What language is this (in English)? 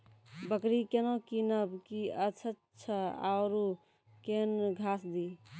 Maithili